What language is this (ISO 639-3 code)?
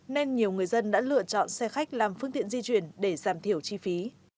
vie